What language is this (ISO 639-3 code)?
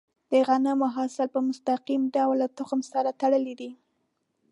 pus